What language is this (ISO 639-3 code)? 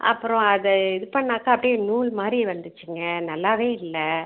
tam